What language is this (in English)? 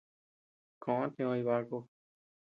Tepeuxila Cuicatec